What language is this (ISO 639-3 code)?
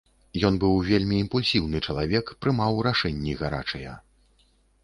bel